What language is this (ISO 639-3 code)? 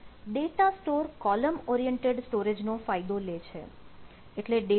guj